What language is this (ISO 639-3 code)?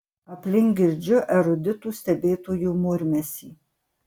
lit